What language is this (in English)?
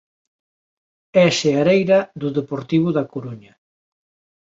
Galician